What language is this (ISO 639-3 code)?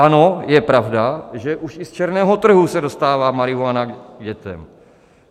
ces